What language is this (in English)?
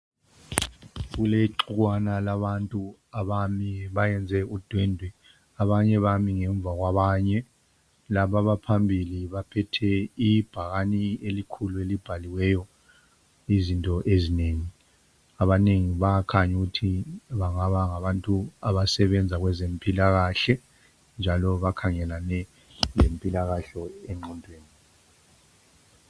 North Ndebele